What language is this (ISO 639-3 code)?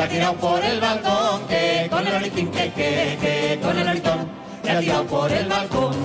spa